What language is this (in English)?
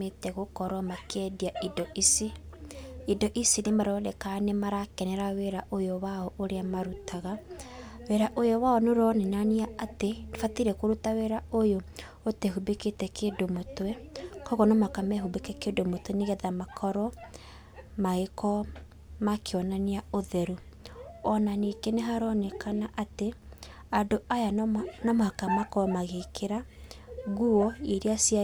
Kikuyu